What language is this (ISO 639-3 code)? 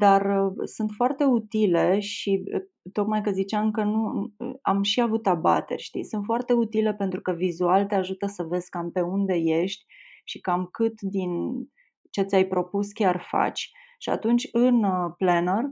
ron